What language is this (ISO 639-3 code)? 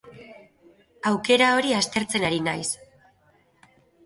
eus